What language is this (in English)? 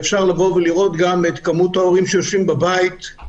Hebrew